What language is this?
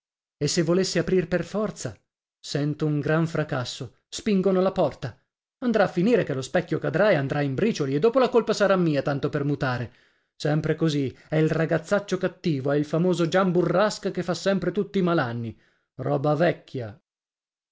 Italian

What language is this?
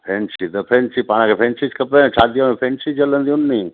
Sindhi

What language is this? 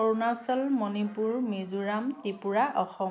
Assamese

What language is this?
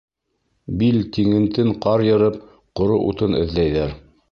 Bashkir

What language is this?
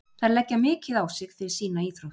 Icelandic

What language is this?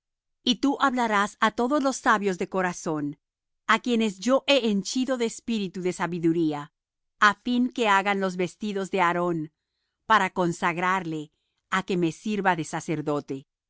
Spanish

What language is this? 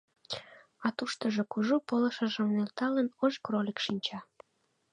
Mari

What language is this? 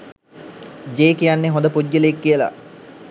Sinhala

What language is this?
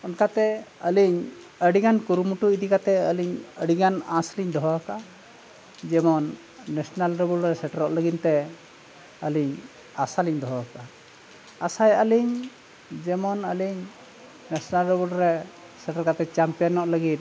Santali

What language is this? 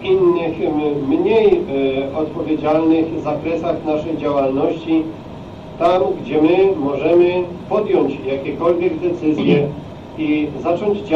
Polish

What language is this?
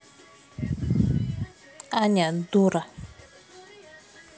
Russian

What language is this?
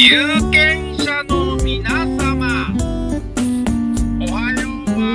Japanese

